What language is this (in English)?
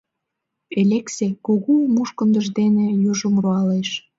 Mari